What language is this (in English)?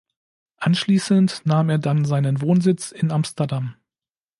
German